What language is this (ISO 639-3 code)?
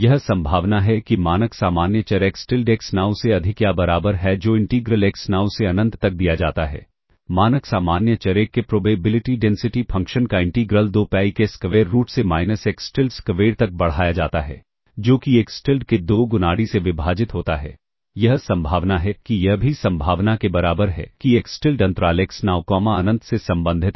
hin